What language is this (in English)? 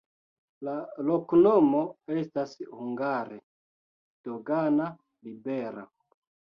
Esperanto